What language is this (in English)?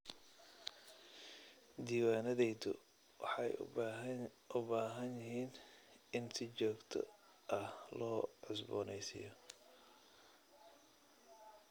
Somali